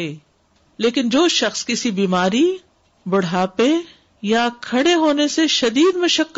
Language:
Urdu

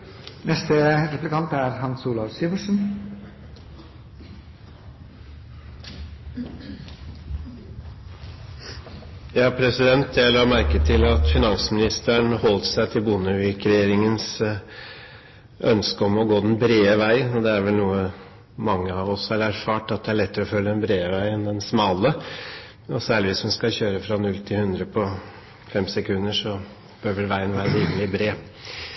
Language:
Norwegian Bokmål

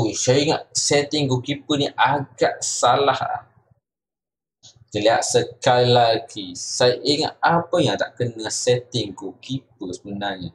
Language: Malay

